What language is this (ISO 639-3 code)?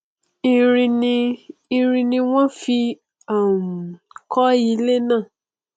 yor